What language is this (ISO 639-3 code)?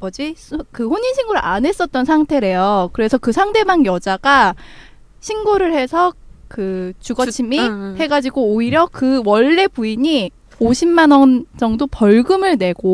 kor